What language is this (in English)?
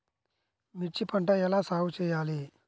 Telugu